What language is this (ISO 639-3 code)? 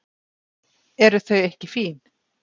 isl